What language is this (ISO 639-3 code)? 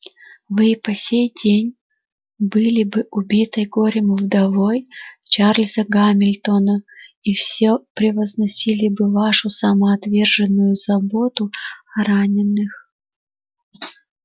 rus